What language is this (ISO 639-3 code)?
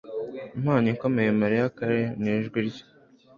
kin